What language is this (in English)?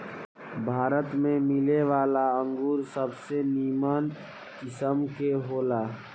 Bhojpuri